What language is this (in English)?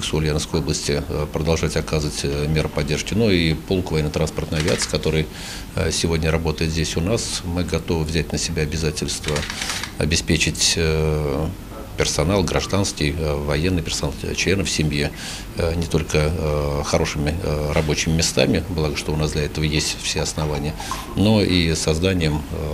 Russian